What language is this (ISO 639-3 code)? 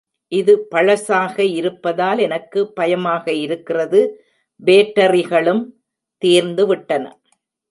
tam